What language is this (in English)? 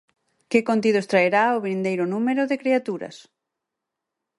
Galician